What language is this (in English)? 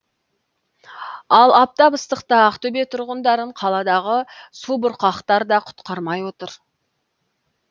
Kazakh